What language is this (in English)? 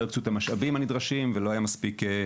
Hebrew